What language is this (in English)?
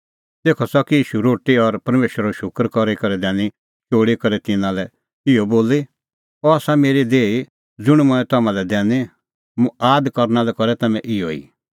Kullu Pahari